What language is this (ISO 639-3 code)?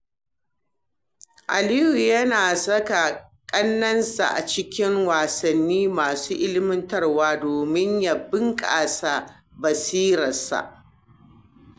hau